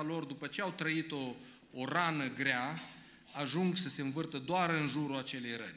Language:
Romanian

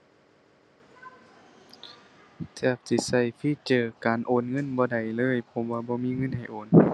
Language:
Thai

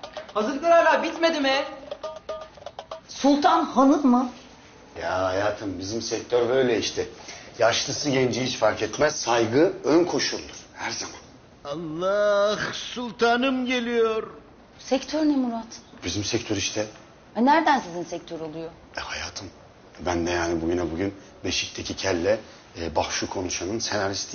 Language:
Turkish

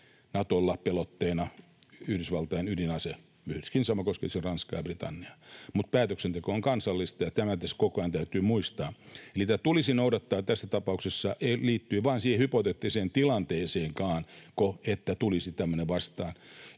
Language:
Finnish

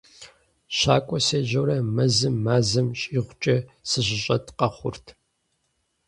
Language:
Kabardian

